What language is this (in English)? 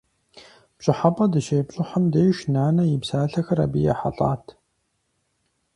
Kabardian